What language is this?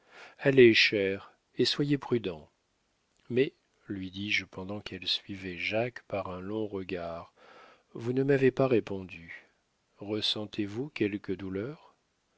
French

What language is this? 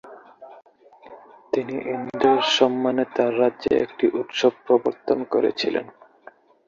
Bangla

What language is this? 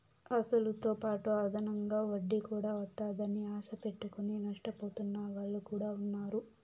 Telugu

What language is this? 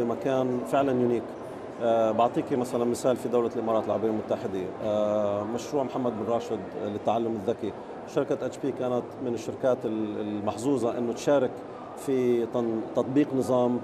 Arabic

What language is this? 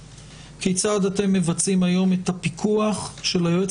Hebrew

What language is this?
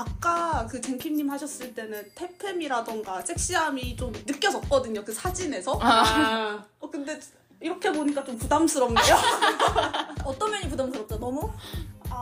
Korean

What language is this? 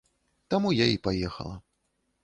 Belarusian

